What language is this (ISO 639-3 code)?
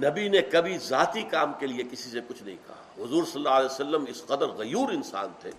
urd